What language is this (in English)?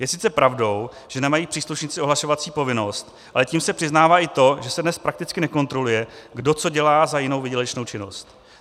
Czech